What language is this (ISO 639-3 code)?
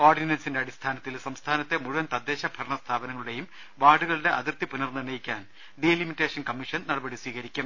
mal